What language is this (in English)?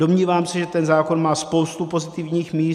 Czech